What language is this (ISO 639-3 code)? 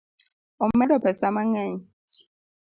luo